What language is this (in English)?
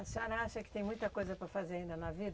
Portuguese